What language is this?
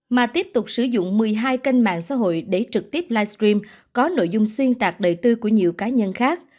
Vietnamese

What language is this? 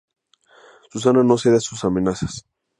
Spanish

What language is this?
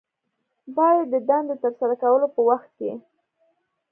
Pashto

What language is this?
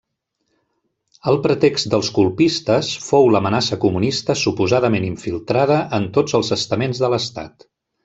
Catalan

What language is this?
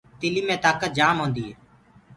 Gurgula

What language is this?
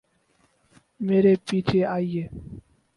Urdu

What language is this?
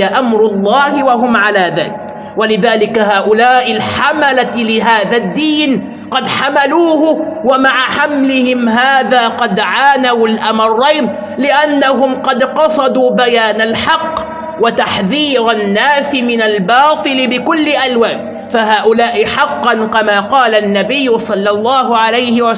Arabic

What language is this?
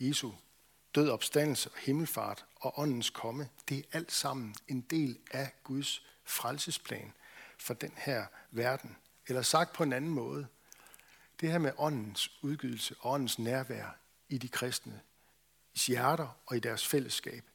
Danish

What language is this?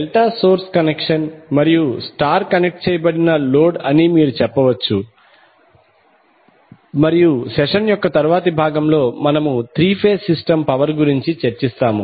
Telugu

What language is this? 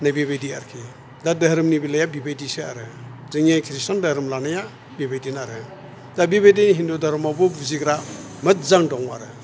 Bodo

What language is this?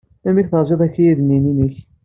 Kabyle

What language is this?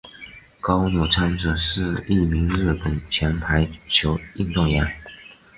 Chinese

